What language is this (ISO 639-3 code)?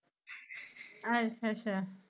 pan